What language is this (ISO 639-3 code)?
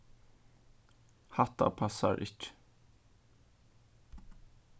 fao